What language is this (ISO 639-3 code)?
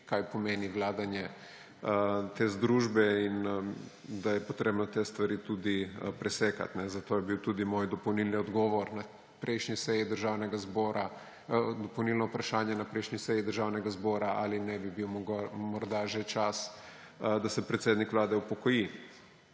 slv